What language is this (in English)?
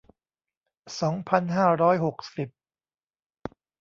Thai